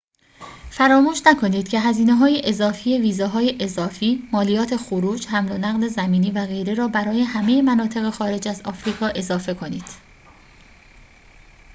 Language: Persian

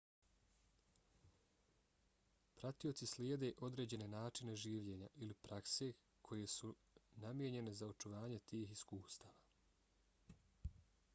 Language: Bosnian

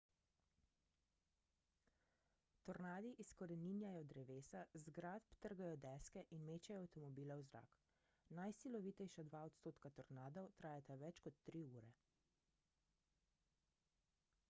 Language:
Slovenian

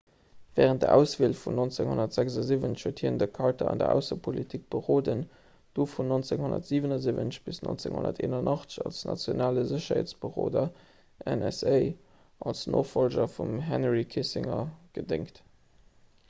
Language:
Luxembourgish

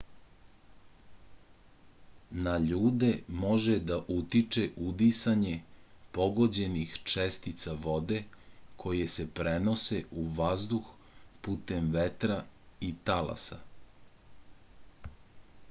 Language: Serbian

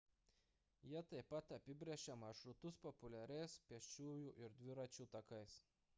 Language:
Lithuanian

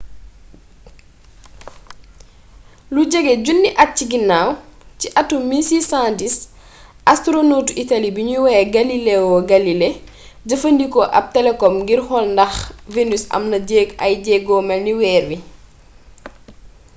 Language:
Wolof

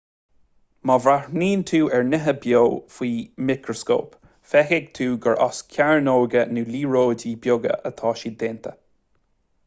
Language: Irish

